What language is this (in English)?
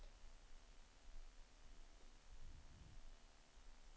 Swedish